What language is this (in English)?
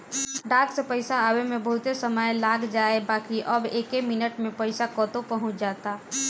Bhojpuri